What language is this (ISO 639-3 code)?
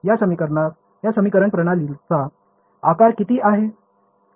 mar